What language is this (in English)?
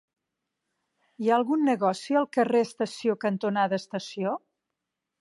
Catalan